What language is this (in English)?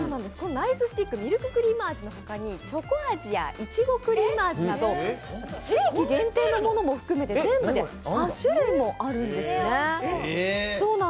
Japanese